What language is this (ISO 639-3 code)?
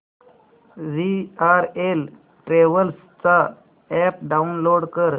mar